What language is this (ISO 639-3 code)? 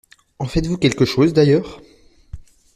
fra